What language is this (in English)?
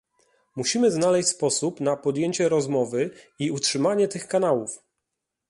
Polish